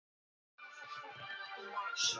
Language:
Swahili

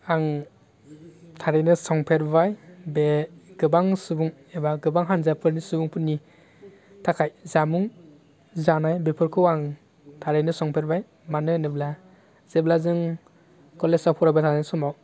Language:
Bodo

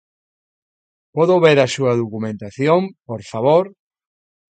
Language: Galician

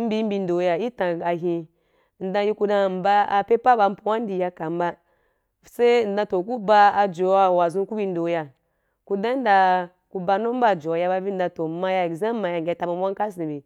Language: Wapan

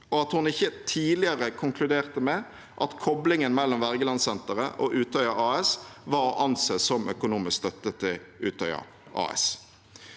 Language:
Norwegian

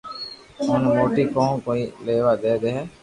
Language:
Loarki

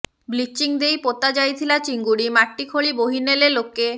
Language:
Odia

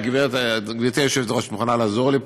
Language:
Hebrew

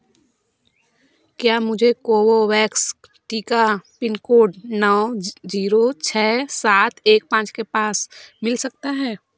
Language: Hindi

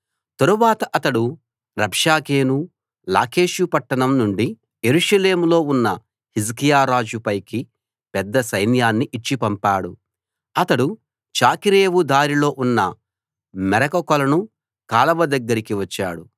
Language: Telugu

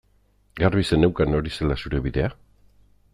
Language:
Basque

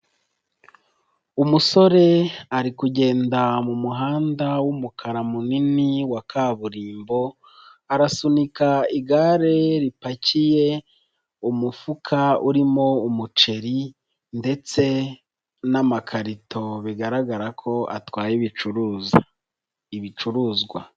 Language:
Kinyarwanda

